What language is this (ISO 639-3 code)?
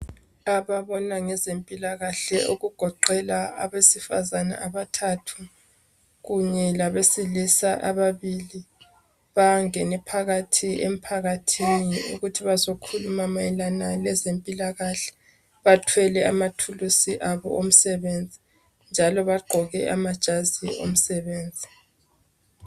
nde